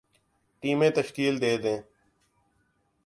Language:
Urdu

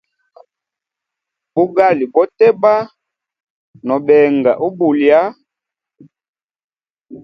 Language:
Hemba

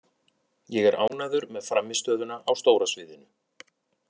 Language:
Icelandic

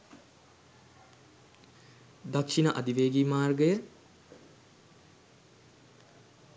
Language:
Sinhala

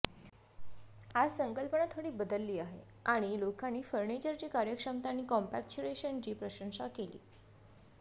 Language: Marathi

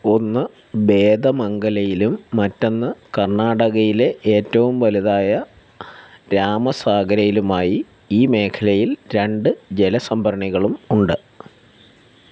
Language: Malayalam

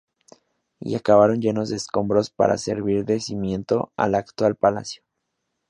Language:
Spanish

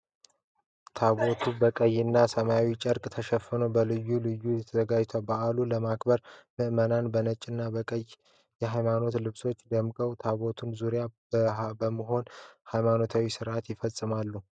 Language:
Amharic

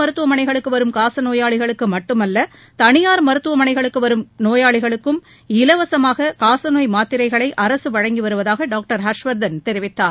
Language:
Tamil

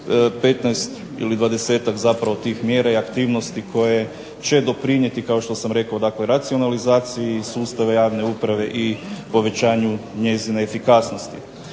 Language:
Croatian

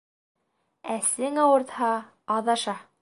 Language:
Bashkir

